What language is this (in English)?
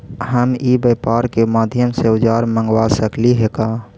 Magahi